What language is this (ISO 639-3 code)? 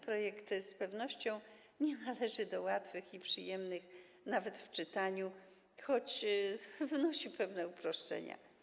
pol